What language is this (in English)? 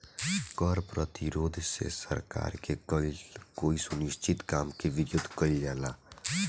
Bhojpuri